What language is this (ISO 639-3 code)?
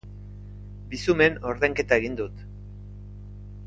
eus